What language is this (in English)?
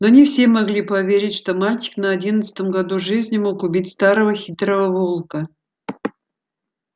Russian